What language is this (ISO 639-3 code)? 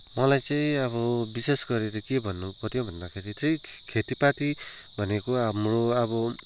nep